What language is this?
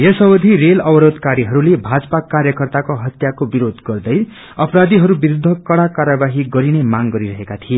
Nepali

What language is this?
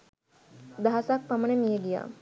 Sinhala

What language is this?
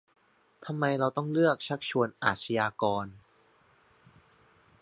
Thai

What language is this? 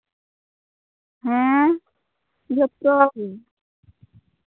Santali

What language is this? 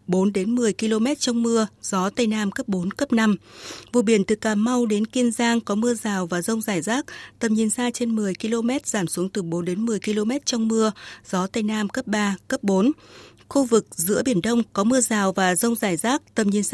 Vietnamese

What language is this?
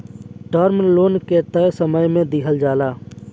Bhojpuri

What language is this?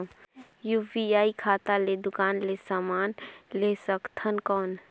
Chhattisgarhi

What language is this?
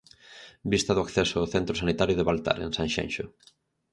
Galician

